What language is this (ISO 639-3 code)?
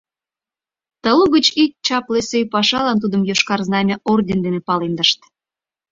chm